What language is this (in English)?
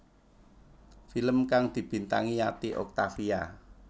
Javanese